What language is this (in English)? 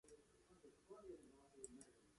Latvian